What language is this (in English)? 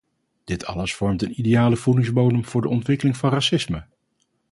Dutch